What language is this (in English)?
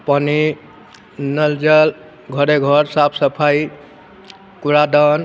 Maithili